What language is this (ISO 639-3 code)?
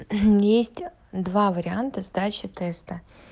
rus